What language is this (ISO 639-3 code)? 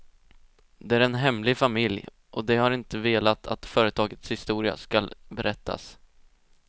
swe